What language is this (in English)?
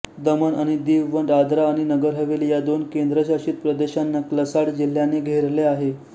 Marathi